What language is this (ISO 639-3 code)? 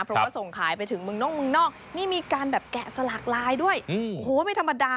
tha